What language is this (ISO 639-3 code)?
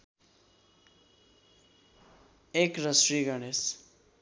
nep